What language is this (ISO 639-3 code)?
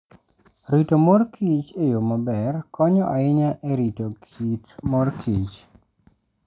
luo